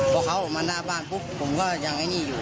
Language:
Thai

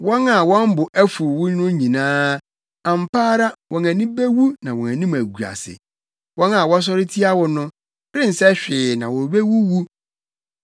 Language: Akan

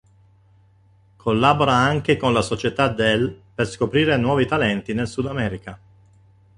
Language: Italian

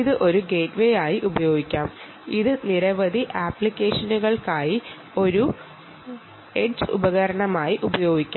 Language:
Malayalam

